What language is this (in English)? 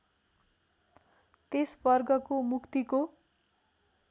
Nepali